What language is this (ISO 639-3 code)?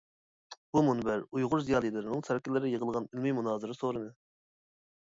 uig